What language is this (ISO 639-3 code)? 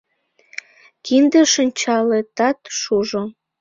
chm